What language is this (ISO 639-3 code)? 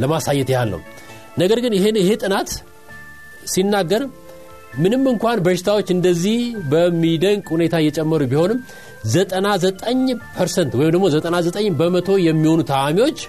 amh